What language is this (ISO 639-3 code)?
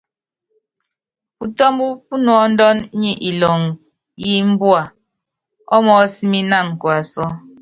yav